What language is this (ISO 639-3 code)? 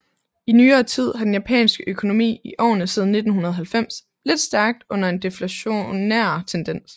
dan